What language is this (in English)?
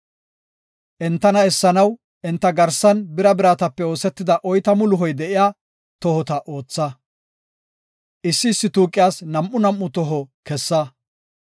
Gofa